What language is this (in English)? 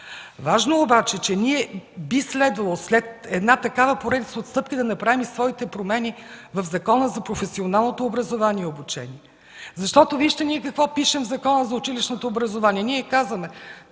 Bulgarian